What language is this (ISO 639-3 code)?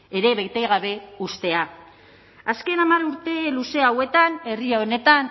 eus